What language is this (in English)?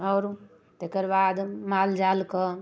Maithili